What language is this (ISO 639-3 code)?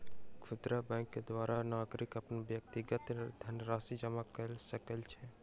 mai